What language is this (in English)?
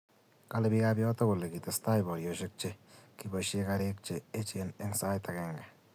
Kalenjin